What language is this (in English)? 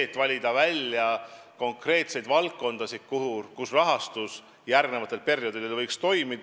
Estonian